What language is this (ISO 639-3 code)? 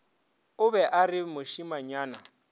nso